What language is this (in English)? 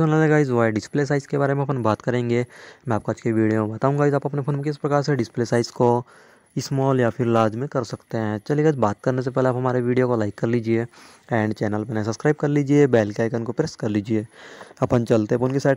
Hindi